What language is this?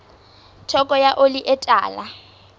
Southern Sotho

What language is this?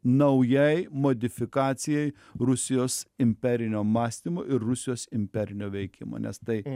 Lithuanian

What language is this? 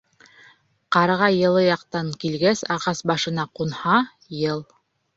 Bashkir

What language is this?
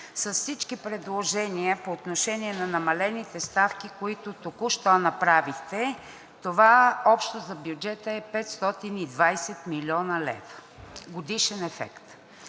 Bulgarian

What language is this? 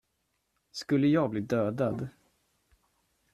Swedish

